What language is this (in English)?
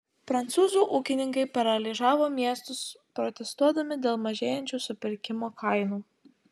Lithuanian